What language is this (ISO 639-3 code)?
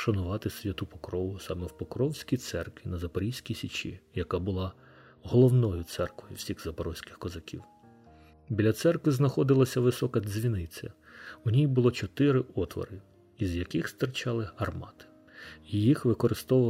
ukr